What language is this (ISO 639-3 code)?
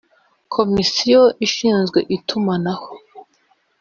kin